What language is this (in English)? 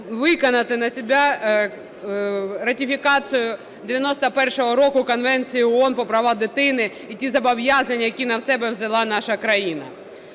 Ukrainian